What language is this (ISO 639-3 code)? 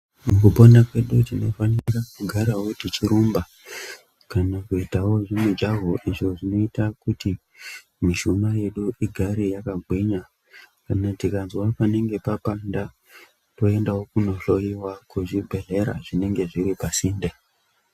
ndc